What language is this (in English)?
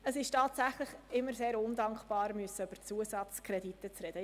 Swiss German